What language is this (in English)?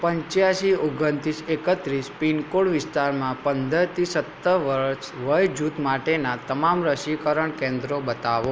Gujarati